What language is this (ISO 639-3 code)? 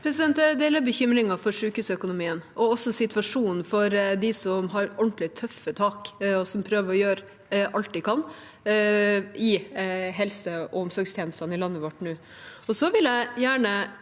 nor